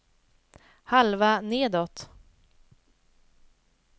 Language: Swedish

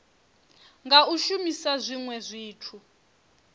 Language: Venda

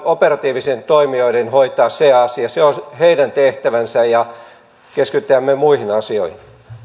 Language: Finnish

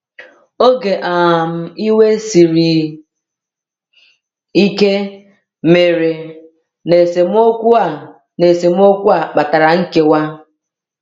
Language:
Igbo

